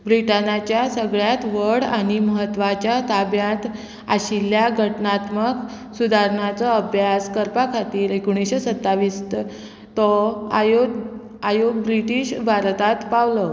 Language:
Konkani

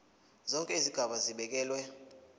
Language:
Zulu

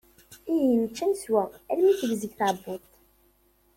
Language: Kabyle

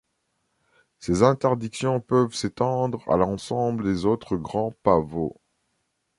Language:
French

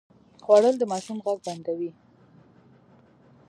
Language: Pashto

